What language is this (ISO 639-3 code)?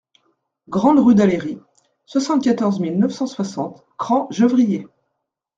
fra